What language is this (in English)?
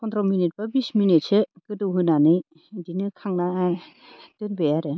Bodo